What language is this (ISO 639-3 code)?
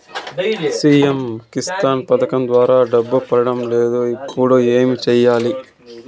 tel